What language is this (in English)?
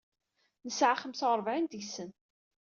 Kabyle